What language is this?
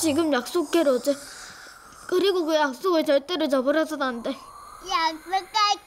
Korean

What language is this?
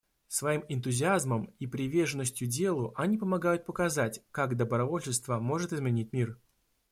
Russian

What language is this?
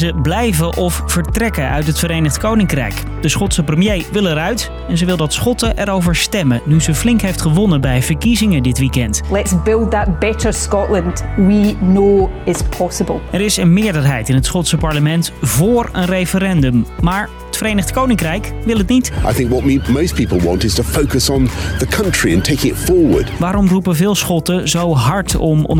Dutch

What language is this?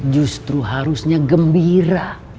Indonesian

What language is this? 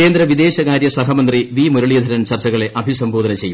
Malayalam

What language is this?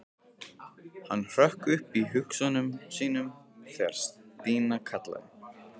Icelandic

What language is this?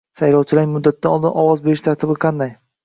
Uzbek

